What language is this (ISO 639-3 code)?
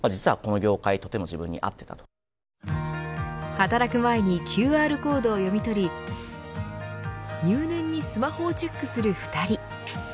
jpn